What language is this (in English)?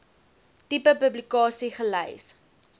Afrikaans